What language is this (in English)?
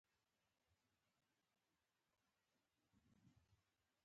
Pashto